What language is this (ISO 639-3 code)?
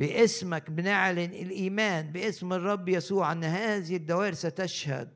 ara